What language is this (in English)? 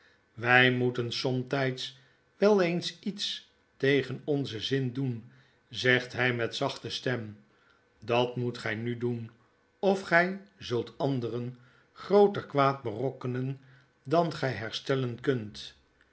Dutch